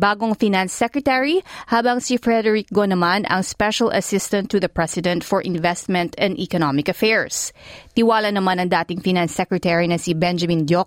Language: Filipino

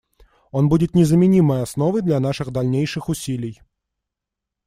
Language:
Russian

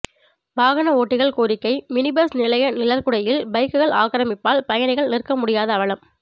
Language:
Tamil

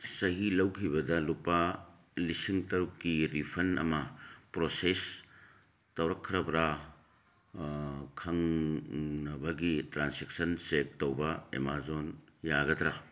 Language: Manipuri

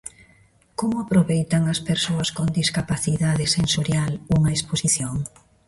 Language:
Galician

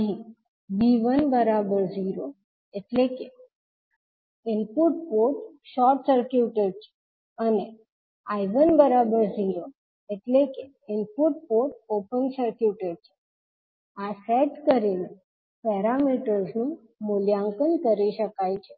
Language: Gujarati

